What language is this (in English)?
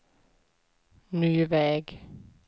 Swedish